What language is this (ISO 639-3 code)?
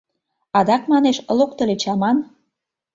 chm